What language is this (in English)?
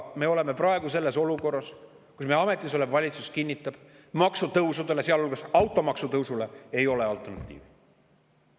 Estonian